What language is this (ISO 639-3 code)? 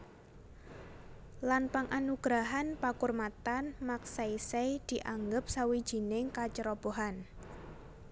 jav